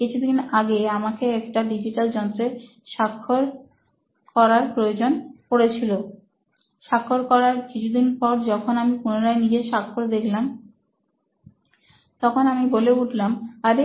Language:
Bangla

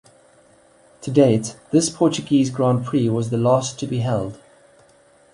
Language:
English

